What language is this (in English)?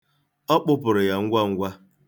Igbo